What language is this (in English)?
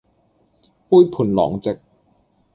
Cantonese